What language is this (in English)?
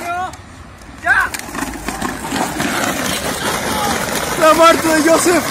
Spanish